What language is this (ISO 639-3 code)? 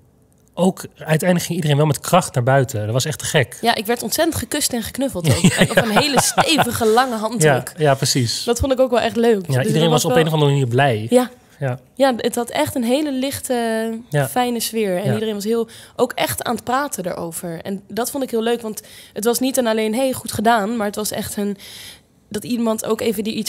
nld